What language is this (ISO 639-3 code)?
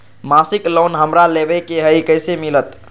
mag